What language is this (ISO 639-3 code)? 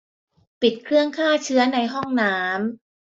tha